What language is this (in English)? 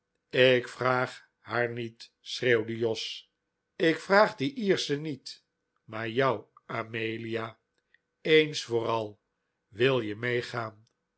Dutch